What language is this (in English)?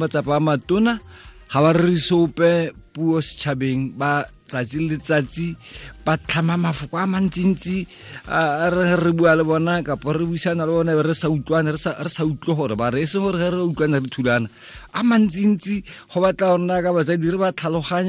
Croatian